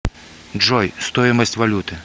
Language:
Russian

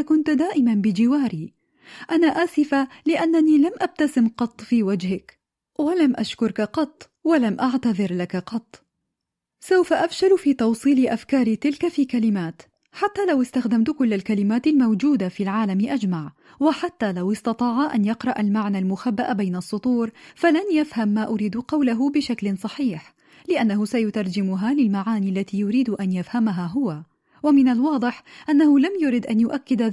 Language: Arabic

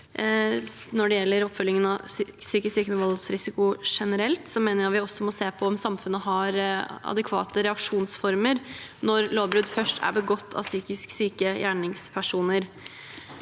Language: Norwegian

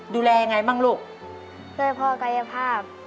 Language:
Thai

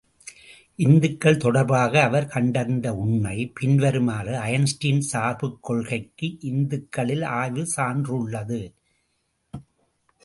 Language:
Tamil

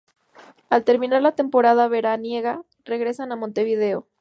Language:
Spanish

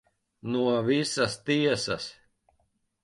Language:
Latvian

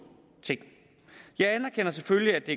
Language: Danish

